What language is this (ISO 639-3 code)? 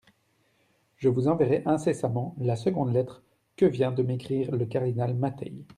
fra